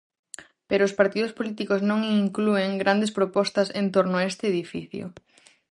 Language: Galician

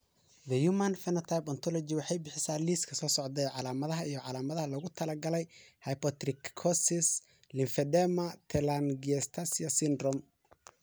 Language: Somali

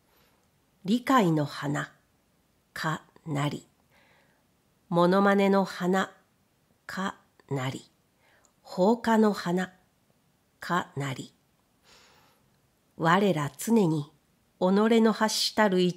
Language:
Japanese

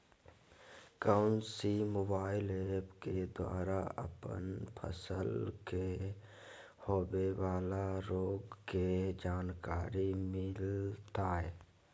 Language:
Magahi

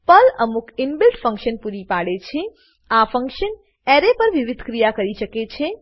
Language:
Gujarati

